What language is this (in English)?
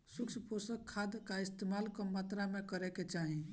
Bhojpuri